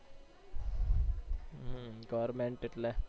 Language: Gujarati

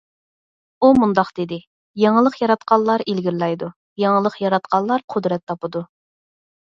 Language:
Uyghur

